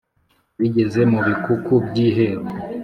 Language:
Kinyarwanda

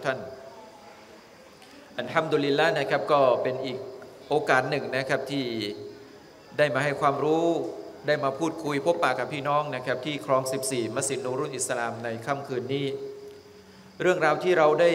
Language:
Thai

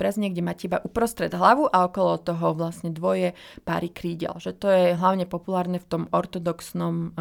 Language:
Slovak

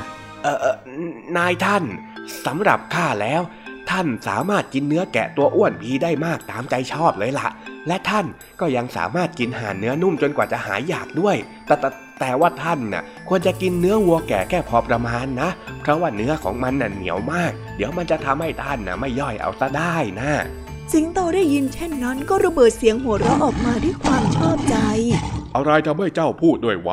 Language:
Thai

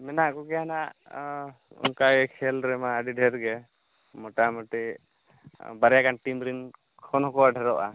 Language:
Santali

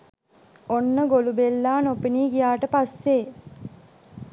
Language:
Sinhala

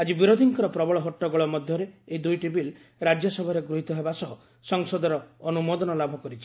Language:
Odia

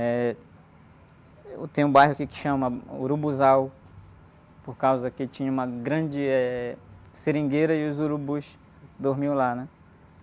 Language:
Portuguese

